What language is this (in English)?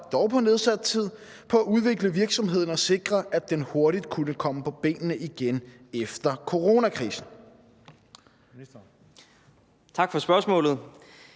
Danish